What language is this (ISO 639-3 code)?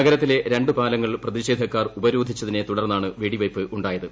mal